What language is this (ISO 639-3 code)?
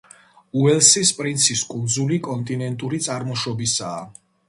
kat